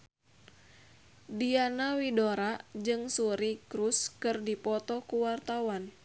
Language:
Sundanese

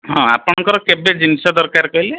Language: Odia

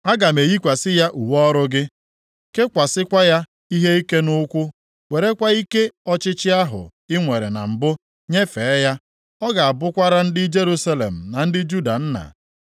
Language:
Igbo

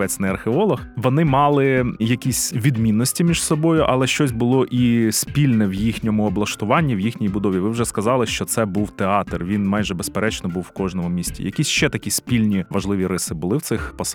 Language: Ukrainian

